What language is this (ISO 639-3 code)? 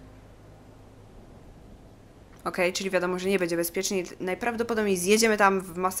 pol